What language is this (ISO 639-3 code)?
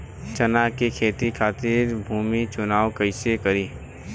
bho